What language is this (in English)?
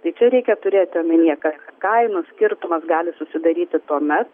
Lithuanian